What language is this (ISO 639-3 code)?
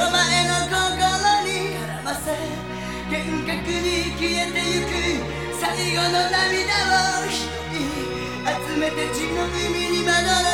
kor